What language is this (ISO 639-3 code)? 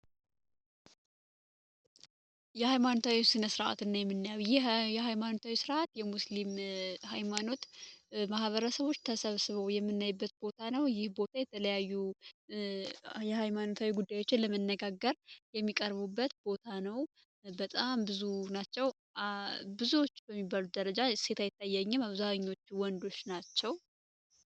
amh